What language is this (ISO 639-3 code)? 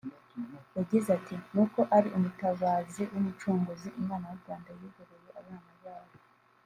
kin